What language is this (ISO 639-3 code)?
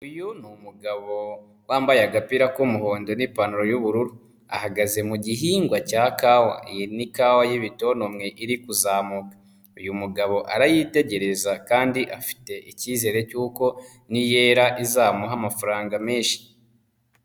kin